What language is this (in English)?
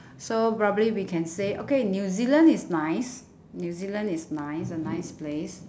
English